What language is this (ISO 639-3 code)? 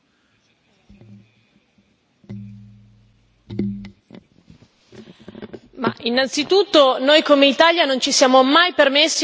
ita